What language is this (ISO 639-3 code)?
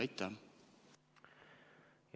est